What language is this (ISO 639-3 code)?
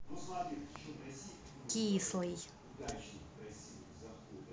rus